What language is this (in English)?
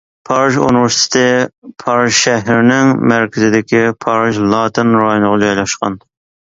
Uyghur